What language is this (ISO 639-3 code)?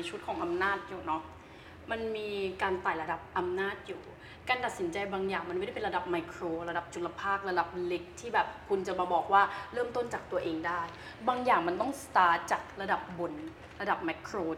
tha